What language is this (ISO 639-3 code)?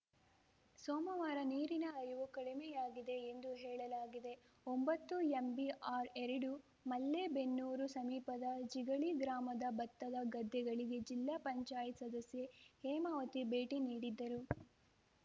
kan